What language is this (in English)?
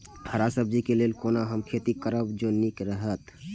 Maithili